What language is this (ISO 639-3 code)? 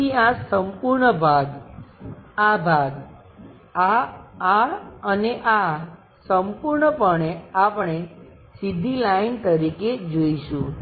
guj